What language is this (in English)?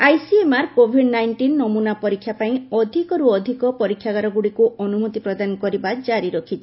Odia